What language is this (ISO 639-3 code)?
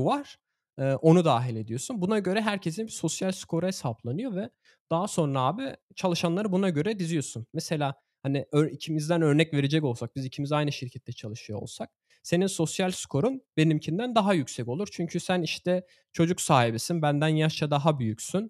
tur